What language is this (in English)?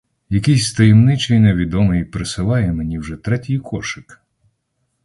Ukrainian